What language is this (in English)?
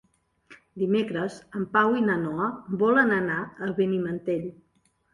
Catalan